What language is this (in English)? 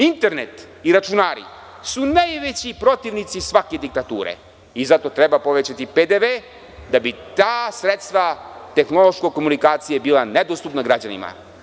Serbian